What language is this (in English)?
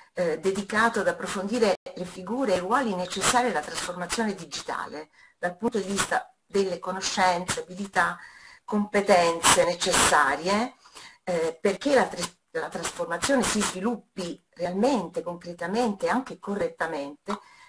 Italian